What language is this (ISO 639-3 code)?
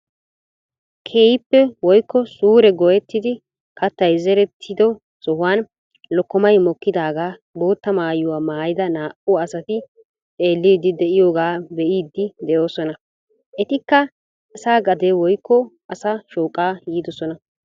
wal